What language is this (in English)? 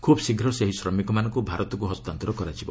Odia